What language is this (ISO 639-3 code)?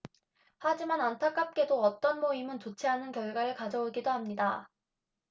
kor